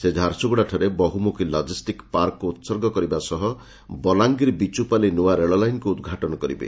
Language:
Odia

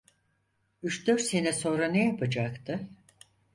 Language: Turkish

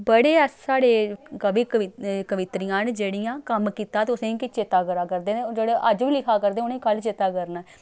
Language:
Dogri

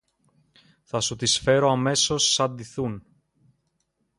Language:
Greek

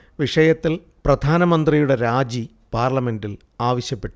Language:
Malayalam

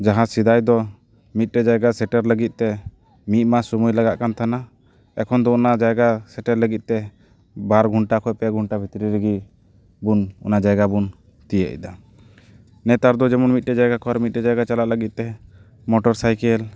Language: Santali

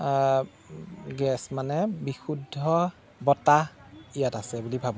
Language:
Assamese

